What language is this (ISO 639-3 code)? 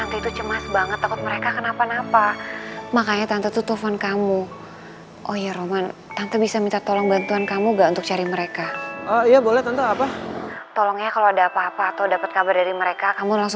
ind